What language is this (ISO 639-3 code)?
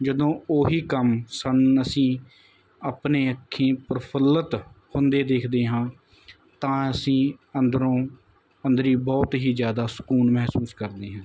pan